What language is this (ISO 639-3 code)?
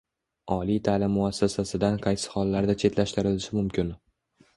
uzb